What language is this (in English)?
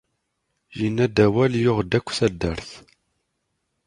Kabyle